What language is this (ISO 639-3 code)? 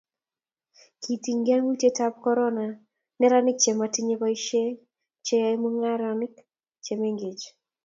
kln